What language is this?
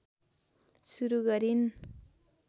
Nepali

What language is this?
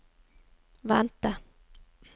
Norwegian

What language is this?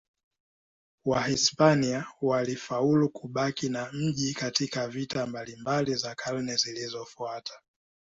Swahili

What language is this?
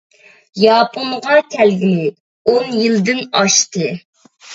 Uyghur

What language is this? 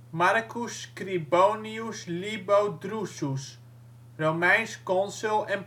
Dutch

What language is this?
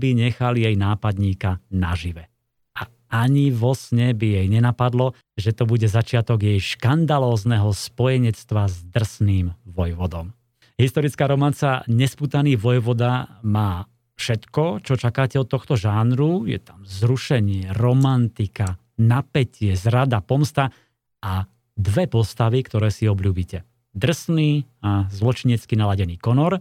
Slovak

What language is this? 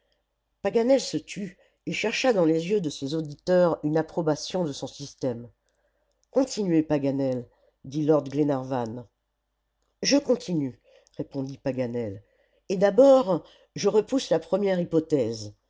French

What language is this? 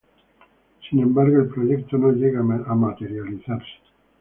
Spanish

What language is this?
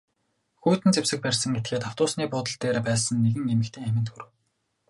Mongolian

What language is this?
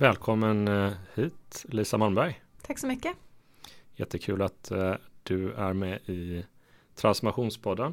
Swedish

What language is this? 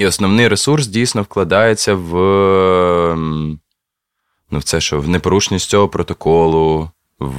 Ukrainian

